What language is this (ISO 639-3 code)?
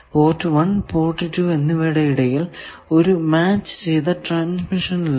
mal